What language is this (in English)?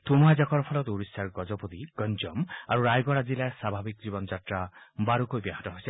Assamese